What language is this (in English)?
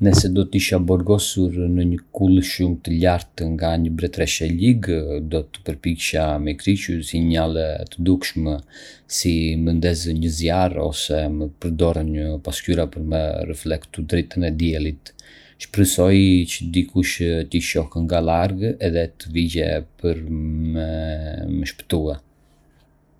Arbëreshë Albanian